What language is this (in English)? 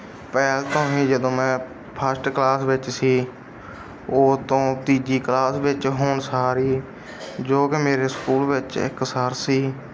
Punjabi